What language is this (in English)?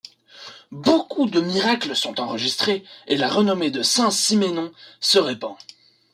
French